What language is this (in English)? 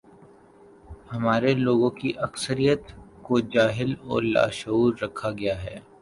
Urdu